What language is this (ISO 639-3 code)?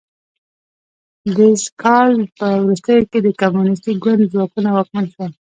pus